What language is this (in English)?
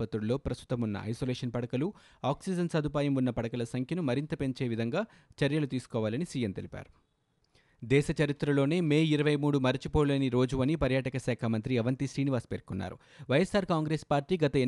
Telugu